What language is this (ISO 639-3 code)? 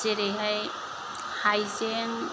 brx